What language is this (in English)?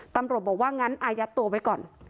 Thai